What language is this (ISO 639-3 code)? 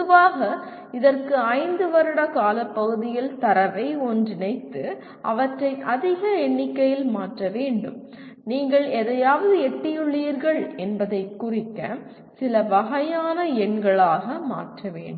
tam